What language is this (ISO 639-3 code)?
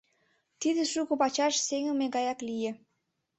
chm